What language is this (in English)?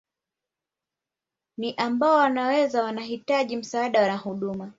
Swahili